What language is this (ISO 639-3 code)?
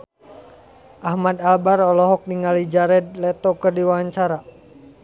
sun